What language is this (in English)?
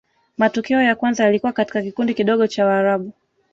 Swahili